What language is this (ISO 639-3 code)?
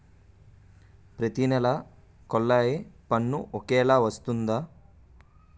tel